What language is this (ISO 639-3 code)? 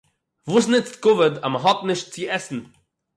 yid